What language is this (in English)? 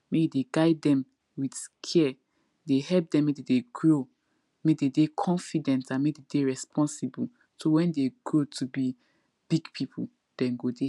Nigerian Pidgin